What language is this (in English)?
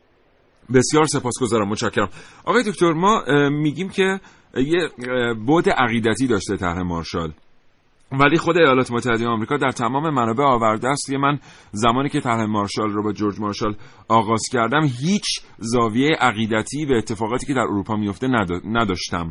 Persian